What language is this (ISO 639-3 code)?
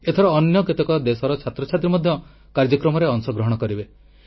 ori